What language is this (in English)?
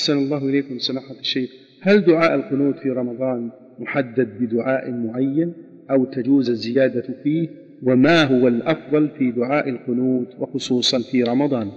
Arabic